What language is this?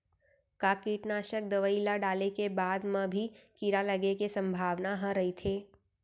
Chhattisgarhi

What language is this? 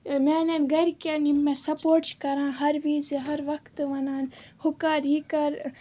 Kashmiri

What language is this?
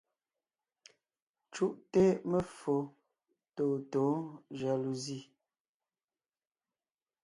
Ngiemboon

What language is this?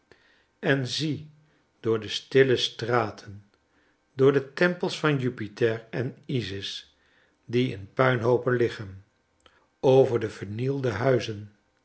Dutch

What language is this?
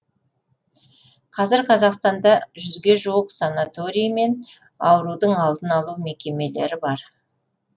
Kazakh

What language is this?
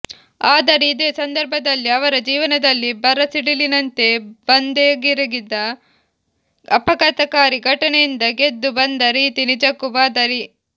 Kannada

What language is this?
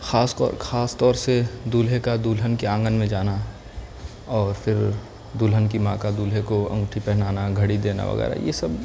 Urdu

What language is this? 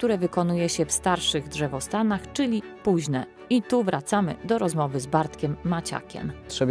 Polish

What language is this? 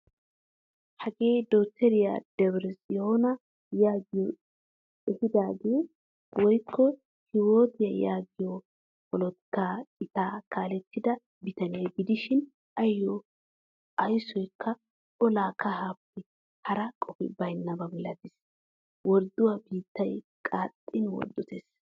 Wolaytta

